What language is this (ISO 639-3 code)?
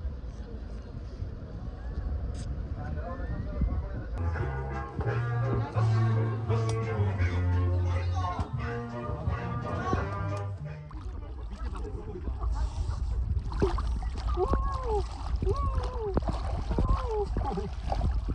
kor